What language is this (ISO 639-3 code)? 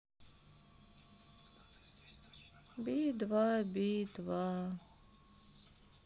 rus